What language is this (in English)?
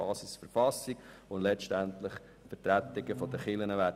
Swiss German